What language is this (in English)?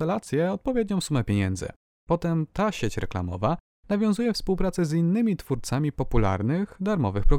Polish